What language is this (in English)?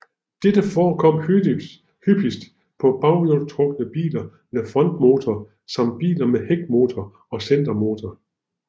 Danish